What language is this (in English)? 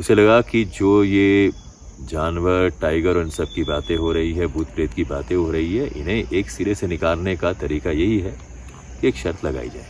Hindi